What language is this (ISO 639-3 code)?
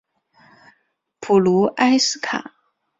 zho